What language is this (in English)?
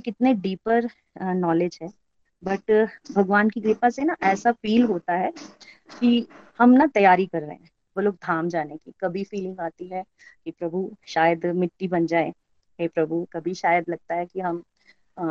Hindi